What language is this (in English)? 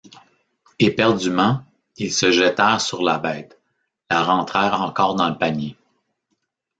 French